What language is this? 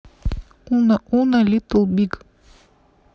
Russian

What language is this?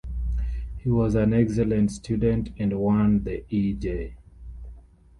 English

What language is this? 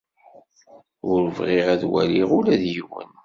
Kabyle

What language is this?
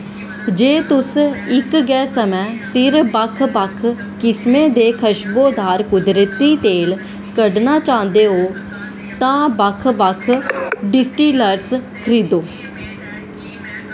Dogri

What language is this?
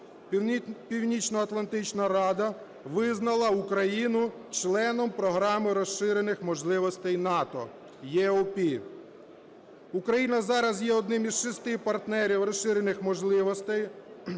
Ukrainian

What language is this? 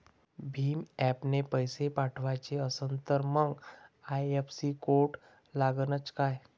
Marathi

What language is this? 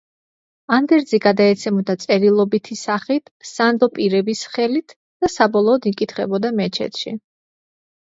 Georgian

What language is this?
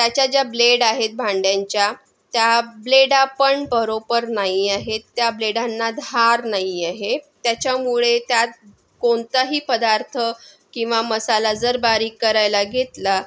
Marathi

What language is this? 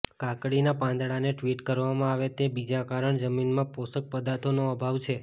Gujarati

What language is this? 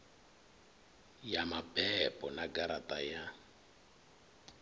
Venda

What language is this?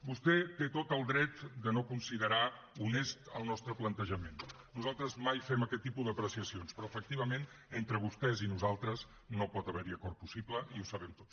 Catalan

